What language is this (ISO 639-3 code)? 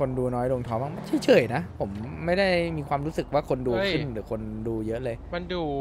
tha